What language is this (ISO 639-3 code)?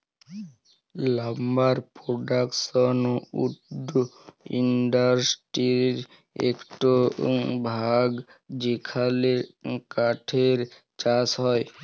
ben